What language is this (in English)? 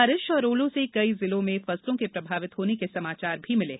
Hindi